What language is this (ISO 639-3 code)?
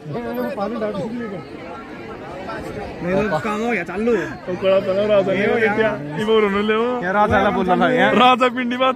ara